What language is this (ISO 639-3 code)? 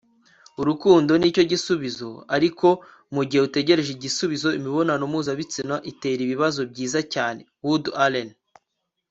kin